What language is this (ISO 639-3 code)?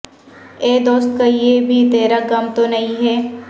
urd